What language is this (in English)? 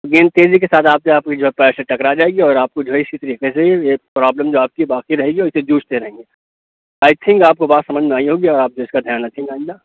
Urdu